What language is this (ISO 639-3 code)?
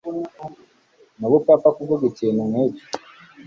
kin